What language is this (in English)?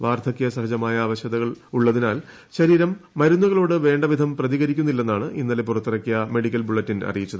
Malayalam